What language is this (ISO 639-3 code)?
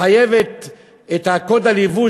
heb